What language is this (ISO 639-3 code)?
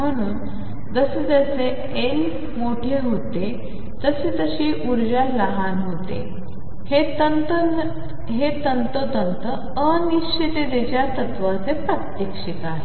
mar